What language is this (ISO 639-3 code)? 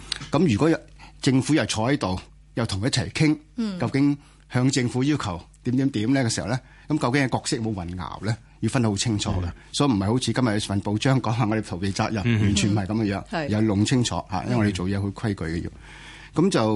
zho